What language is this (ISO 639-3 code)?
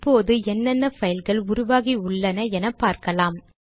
tam